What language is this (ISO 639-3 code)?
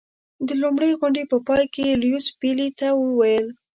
pus